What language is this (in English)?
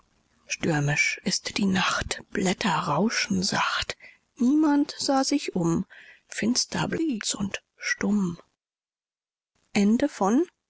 German